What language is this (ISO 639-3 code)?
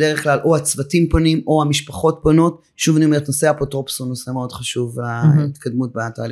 heb